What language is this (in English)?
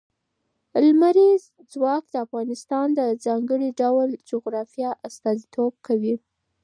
Pashto